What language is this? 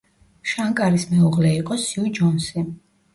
Georgian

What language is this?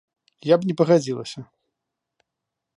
Belarusian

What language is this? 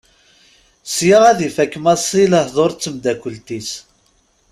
Kabyle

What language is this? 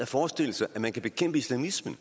Danish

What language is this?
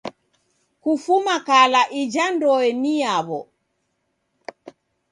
Taita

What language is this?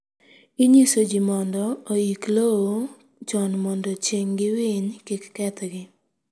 Luo (Kenya and Tanzania)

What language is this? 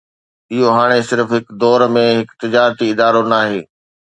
Sindhi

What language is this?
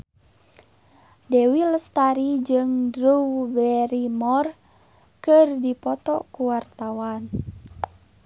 Sundanese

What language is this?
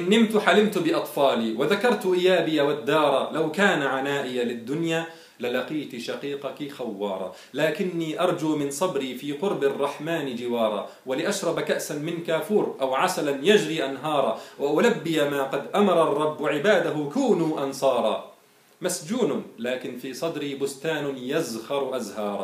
Arabic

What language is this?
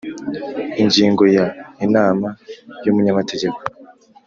Kinyarwanda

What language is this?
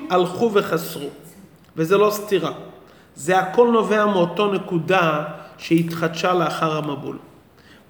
Hebrew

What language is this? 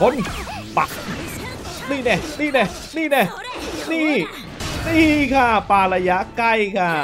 Thai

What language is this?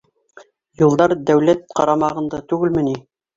Bashkir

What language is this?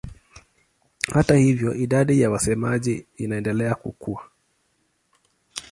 Swahili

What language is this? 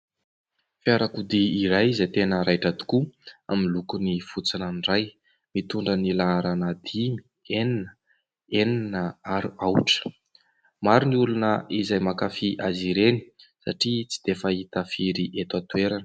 Malagasy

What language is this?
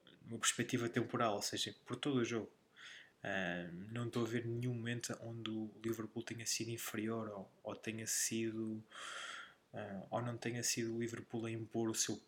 Portuguese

